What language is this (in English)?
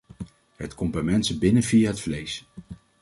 Dutch